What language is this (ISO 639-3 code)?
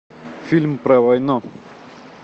rus